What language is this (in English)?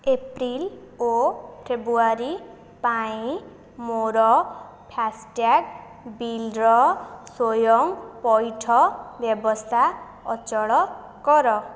Odia